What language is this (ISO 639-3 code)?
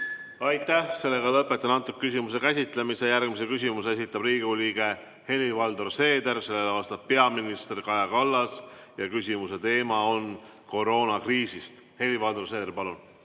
est